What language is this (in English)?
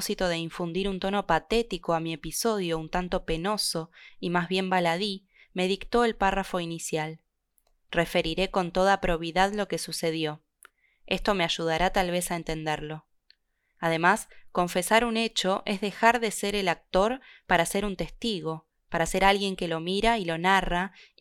Spanish